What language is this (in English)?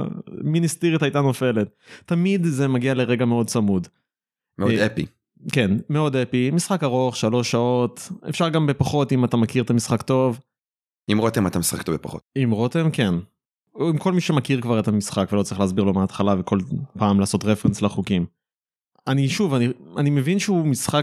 Hebrew